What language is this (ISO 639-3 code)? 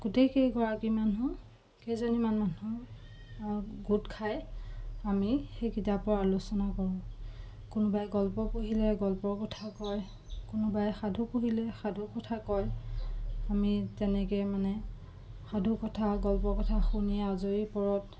asm